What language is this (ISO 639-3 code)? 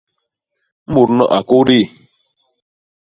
bas